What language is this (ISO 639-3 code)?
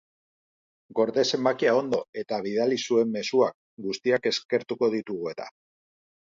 eus